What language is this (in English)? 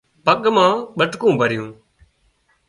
Wadiyara Koli